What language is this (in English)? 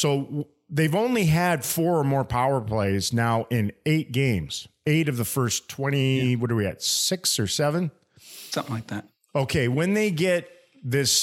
English